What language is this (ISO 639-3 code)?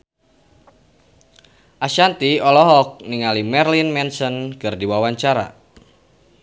sun